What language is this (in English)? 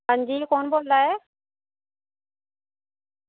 Dogri